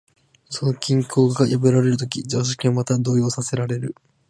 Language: Japanese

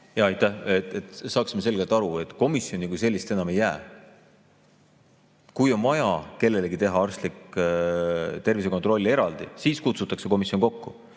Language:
Estonian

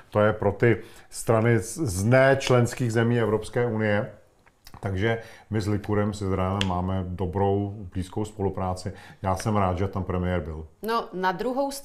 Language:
Czech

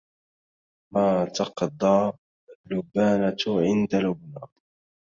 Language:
Arabic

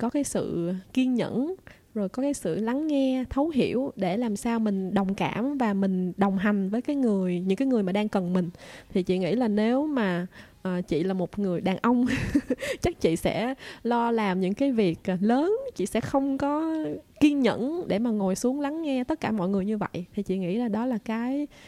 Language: Vietnamese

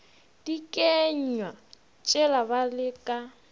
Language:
Northern Sotho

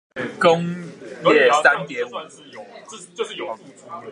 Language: Chinese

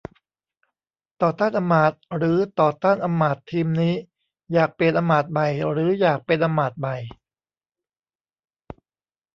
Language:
Thai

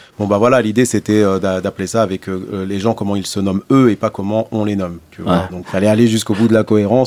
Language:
French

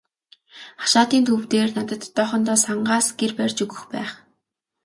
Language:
Mongolian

